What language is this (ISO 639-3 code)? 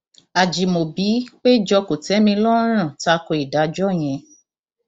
yor